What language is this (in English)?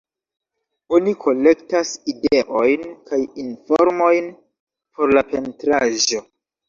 Esperanto